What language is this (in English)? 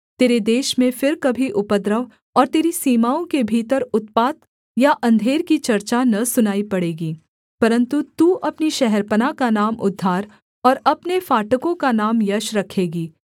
Hindi